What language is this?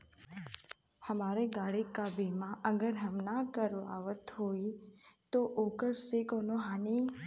Bhojpuri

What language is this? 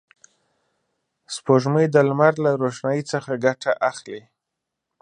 Pashto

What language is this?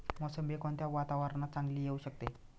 Marathi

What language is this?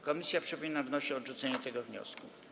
Polish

